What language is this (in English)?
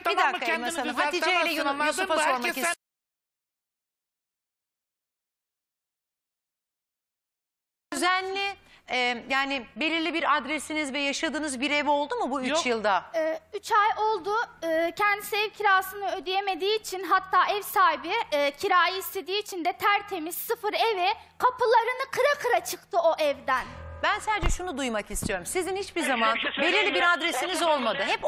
Turkish